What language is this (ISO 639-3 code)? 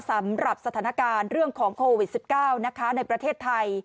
tha